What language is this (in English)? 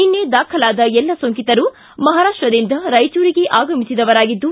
Kannada